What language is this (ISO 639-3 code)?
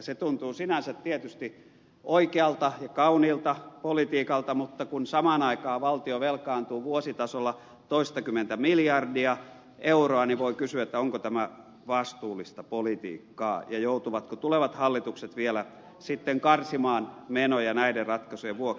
fin